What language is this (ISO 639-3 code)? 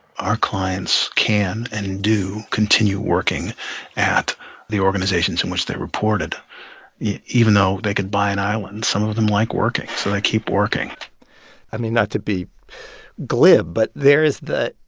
eng